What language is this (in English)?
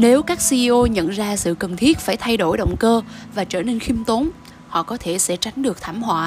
Vietnamese